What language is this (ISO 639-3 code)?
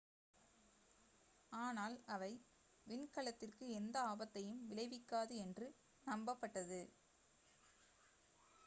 tam